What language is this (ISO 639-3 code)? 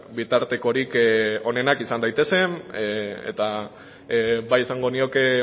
eus